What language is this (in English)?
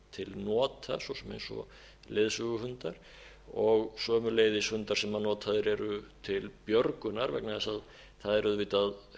Icelandic